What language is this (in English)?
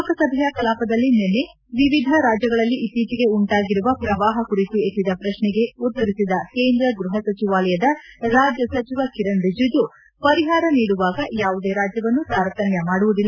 Kannada